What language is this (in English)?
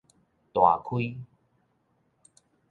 Min Nan Chinese